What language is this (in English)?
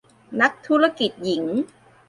Thai